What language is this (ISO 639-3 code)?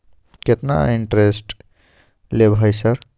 mai